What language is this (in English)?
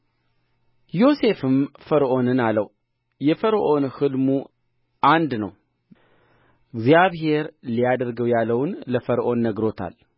Amharic